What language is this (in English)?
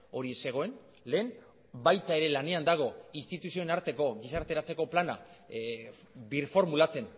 Basque